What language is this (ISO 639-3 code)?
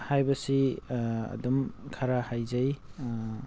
mni